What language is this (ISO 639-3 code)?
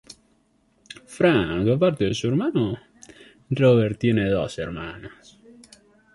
spa